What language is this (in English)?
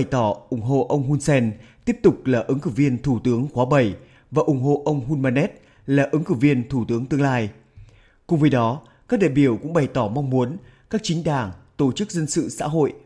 Vietnamese